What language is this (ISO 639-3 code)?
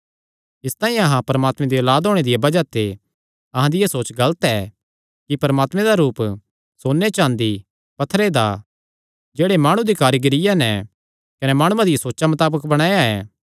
xnr